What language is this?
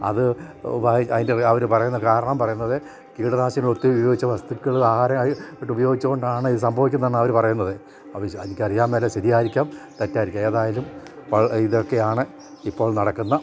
Malayalam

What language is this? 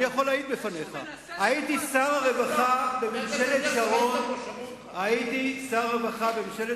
Hebrew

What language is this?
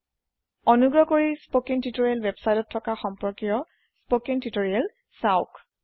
Assamese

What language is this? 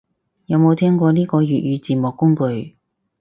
Cantonese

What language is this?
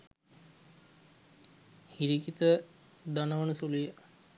Sinhala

